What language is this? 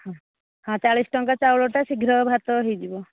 Odia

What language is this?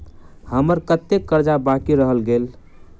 Maithili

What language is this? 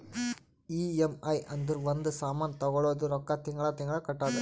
Kannada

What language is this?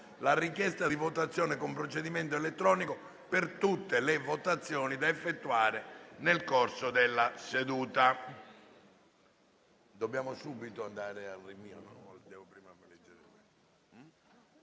Italian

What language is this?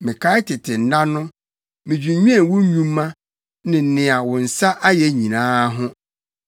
Akan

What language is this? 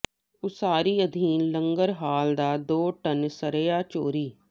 Punjabi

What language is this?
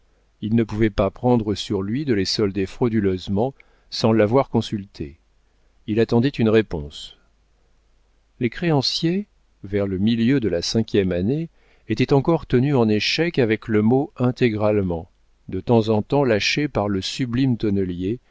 French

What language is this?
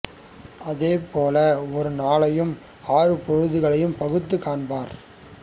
Tamil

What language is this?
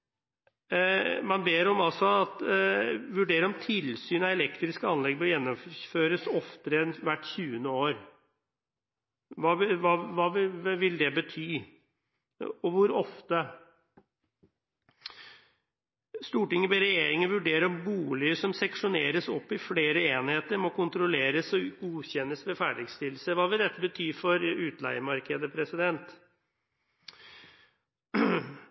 Norwegian Bokmål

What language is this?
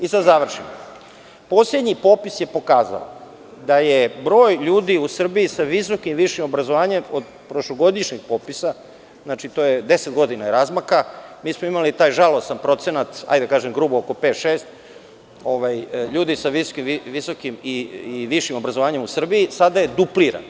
Serbian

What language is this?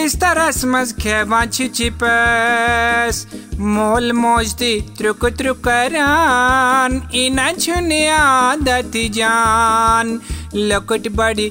Hindi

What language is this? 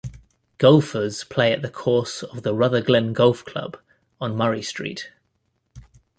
English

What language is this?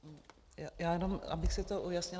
Czech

